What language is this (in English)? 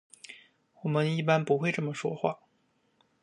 Chinese